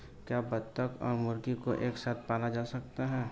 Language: Hindi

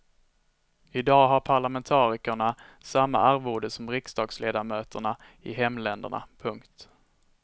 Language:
Swedish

